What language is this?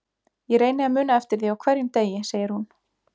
Icelandic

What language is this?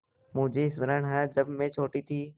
Hindi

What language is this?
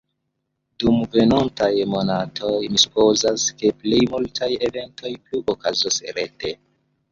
Esperanto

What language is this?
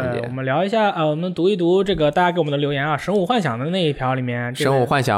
Chinese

